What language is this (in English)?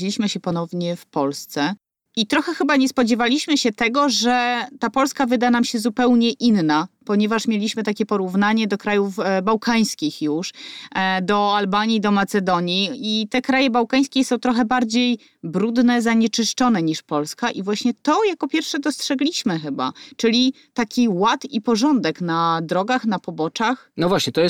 Polish